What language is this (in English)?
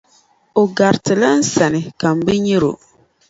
Dagbani